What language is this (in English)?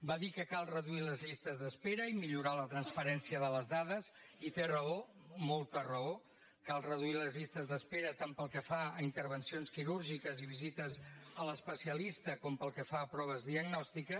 Catalan